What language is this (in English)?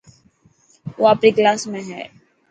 Dhatki